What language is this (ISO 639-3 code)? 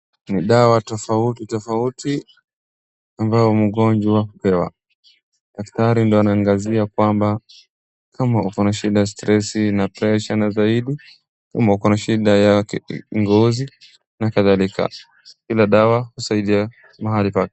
swa